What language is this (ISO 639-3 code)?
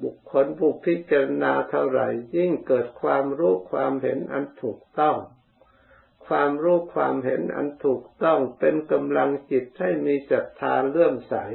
tha